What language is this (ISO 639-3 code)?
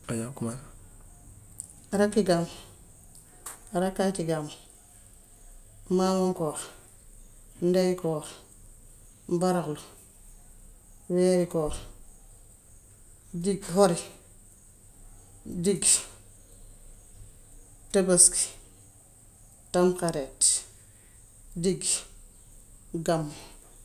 wof